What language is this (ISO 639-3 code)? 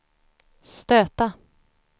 swe